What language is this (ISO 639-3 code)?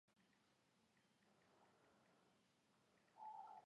kat